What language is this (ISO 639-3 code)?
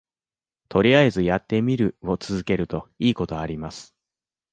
jpn